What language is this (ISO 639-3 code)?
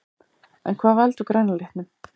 isl